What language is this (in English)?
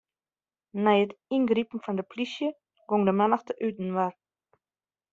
Western Frisian